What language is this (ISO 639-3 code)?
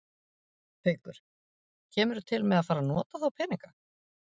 isl